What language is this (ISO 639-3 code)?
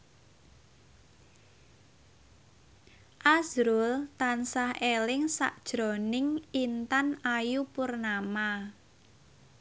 jav